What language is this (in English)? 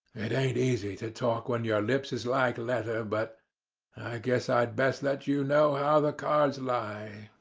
English